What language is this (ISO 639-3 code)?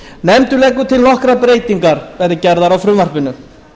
isl